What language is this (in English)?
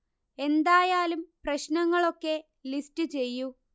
Malayalam